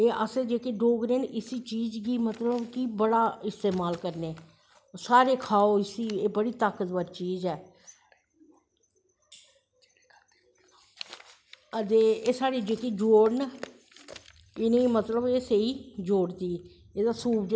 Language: Dogri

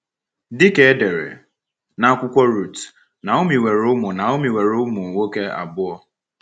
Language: Igbo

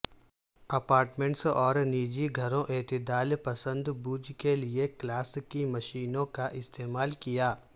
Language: Urdu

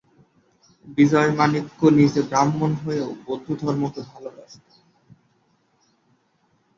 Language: Bangla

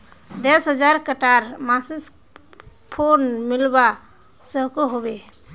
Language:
Magahi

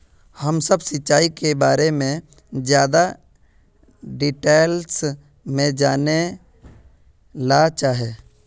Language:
Magahi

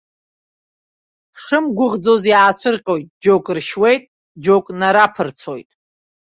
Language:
Abkhazian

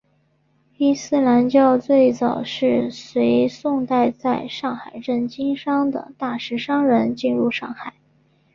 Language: Chinese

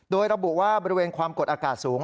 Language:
Thai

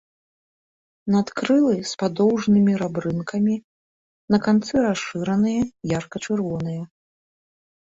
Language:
Belarusian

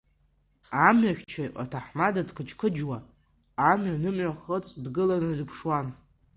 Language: Abkhazian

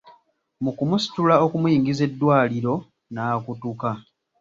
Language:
Ganda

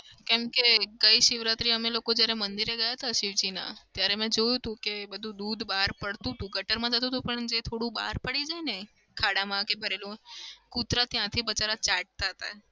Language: Gujarati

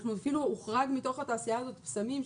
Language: Hebrew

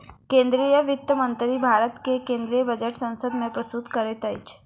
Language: Maithili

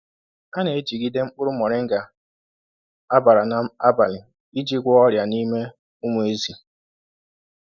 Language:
Igbo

